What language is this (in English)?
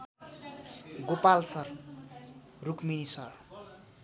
Nepali